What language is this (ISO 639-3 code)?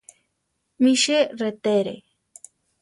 tar